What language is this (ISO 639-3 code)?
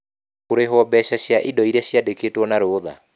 kik